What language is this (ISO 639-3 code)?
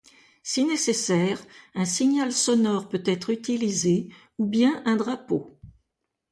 fra